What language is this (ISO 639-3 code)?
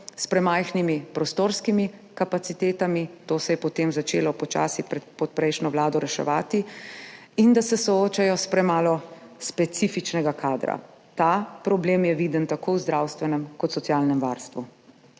slv